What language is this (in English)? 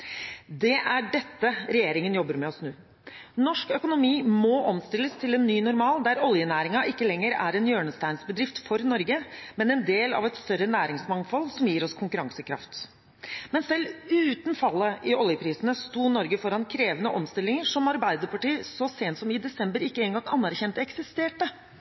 Norwegian Bokmål